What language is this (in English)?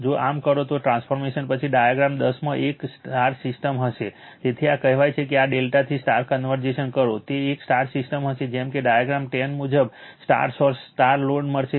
Gujarati